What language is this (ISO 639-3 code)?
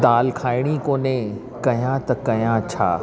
snd